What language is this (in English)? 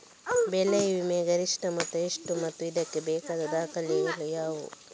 Kannada